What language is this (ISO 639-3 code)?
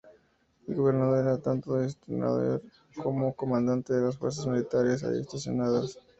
spa